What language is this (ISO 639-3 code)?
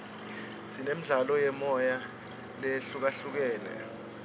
ssw